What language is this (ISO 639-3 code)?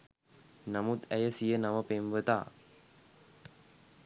sin